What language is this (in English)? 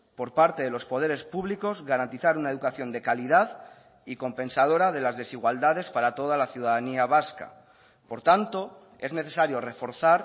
Spanish